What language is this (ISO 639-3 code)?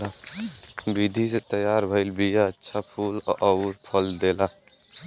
bho